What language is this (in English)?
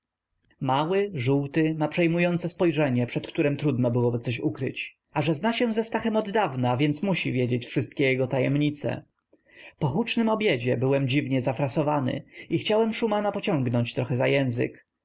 Polish